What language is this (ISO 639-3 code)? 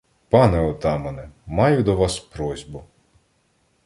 ukr